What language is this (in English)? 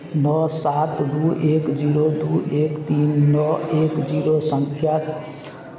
Maithili